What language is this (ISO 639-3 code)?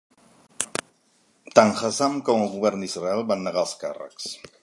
cat